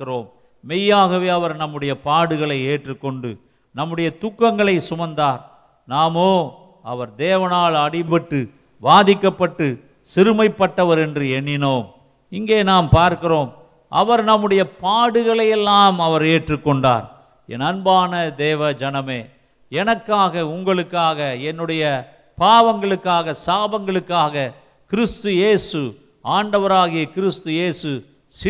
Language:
Tamil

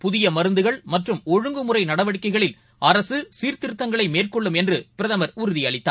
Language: Tamil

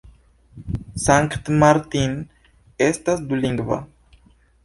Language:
Esperanto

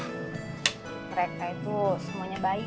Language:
Indonesian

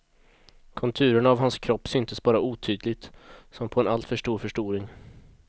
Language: Swedish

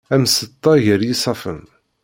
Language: Kabyle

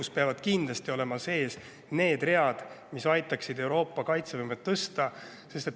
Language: Estonian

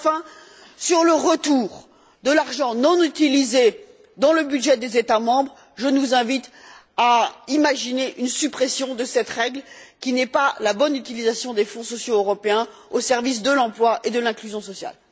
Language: French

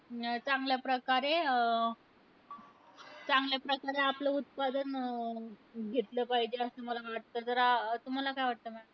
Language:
Marathi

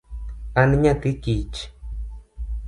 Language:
Luo (Kenya and Tanzania)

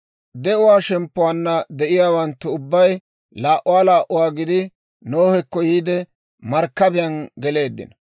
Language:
Dawro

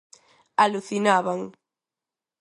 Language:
Galician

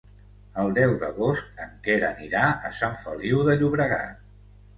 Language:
Catalan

